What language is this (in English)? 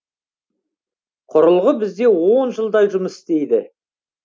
Kazakh